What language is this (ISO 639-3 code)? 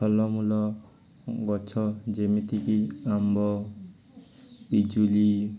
ori